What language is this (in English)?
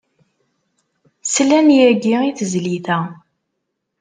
Kabyle